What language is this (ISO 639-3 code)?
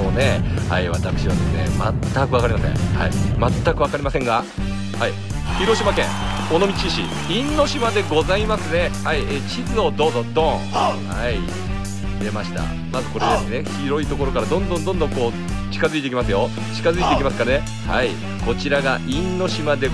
jpn